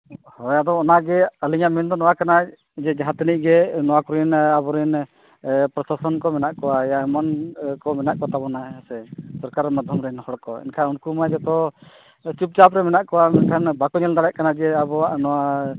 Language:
Santali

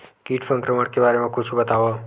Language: Chhattisgarhi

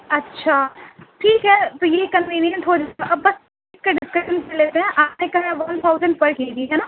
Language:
Urdu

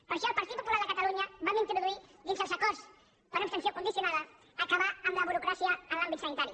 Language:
Catalan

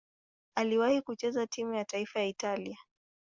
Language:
Swahili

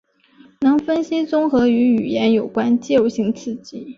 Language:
Chinese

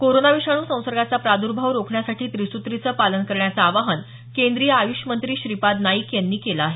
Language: Marathi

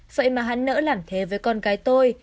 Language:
Vietnamese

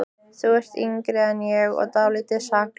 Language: Icelandic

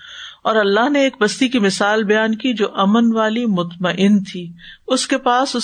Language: Urdu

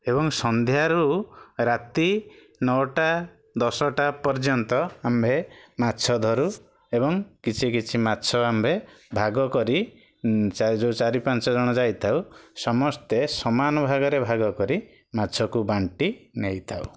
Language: Odia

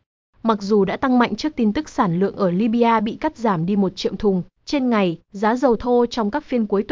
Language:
Vietnamese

